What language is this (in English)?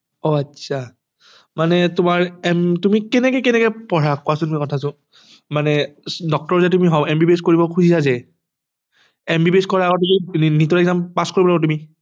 Assamese